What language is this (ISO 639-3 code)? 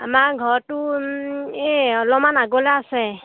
asm